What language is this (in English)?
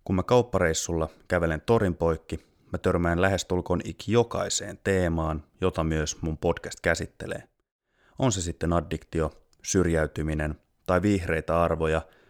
Finnish